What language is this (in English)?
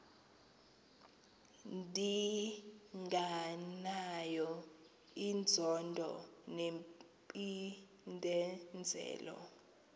Xhosa